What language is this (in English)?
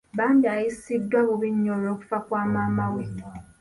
Ganda